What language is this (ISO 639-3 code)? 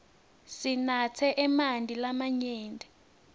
ssw